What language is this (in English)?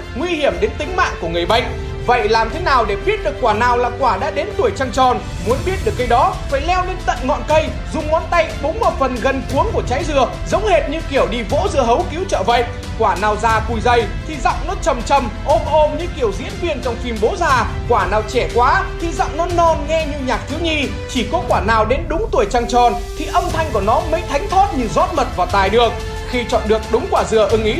Vietnamese